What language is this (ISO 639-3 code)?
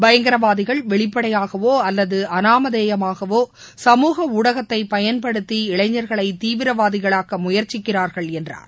tam